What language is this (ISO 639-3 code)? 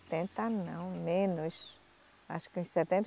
por